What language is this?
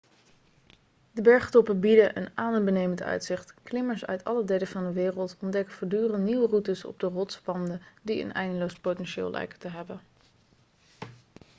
Dutch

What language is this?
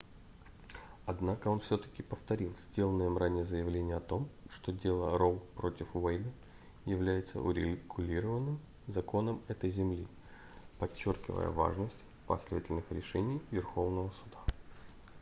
Russian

